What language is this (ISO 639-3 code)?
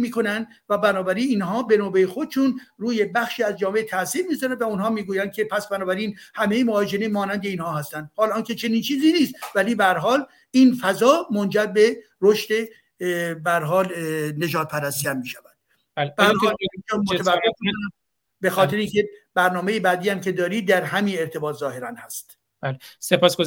fas